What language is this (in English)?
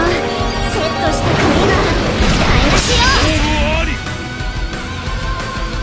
Japanese